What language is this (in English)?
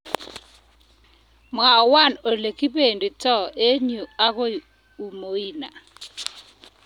Kalenjin